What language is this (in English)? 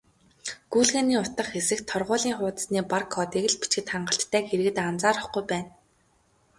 Mongolian